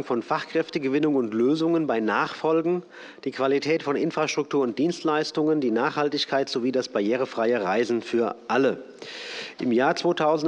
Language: German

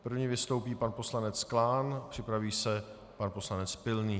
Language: Czech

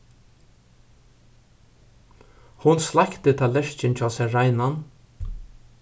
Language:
Faroese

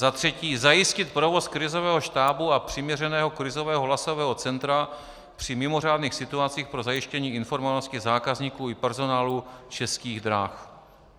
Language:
Czech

